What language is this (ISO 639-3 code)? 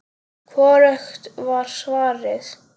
isl